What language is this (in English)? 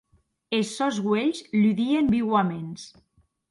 Occitan